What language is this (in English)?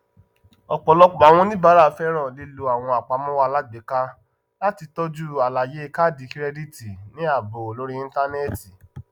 Yoruba